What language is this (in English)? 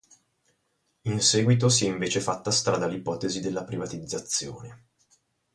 Italian